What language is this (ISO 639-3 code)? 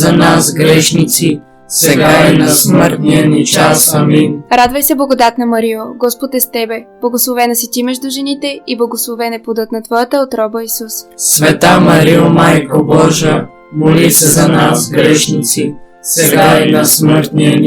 bul